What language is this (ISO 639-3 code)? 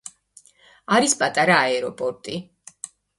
kat